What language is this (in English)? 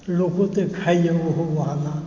Maithili